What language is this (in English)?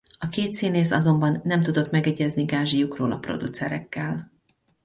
Hungarian